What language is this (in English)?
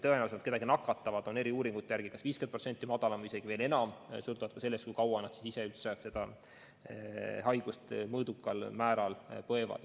Estonian